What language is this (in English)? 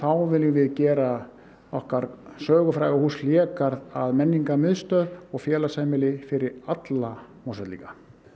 Icelandic